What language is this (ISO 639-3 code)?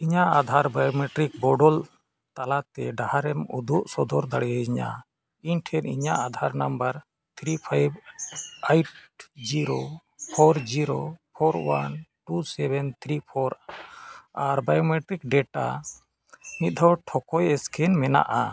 sat